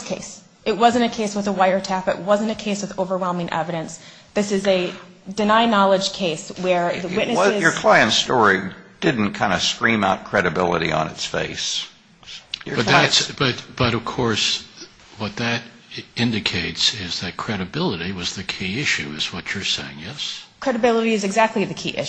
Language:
English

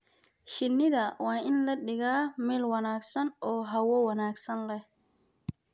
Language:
Somali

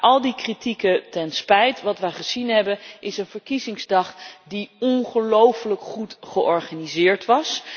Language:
Dutch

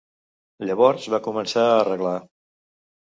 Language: Catalan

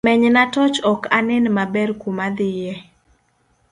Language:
Luo (Kenya and Tanzania)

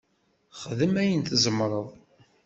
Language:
Kabyle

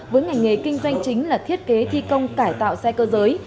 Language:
Vietnamese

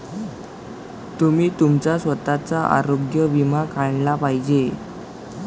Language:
Marathi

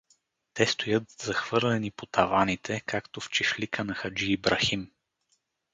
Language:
Bulgarian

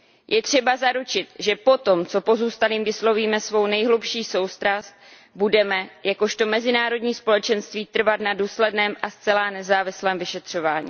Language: Czech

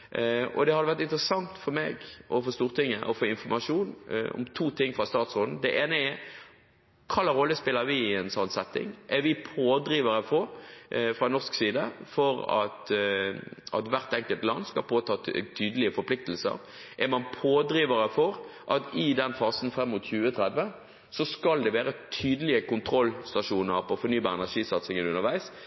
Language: Norwegian Bokmål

